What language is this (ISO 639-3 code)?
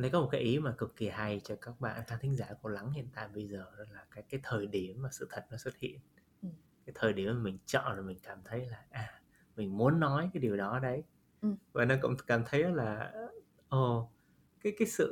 vie